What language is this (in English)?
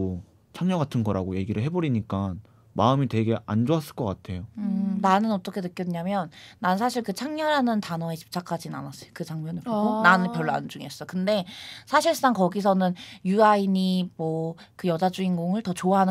Korean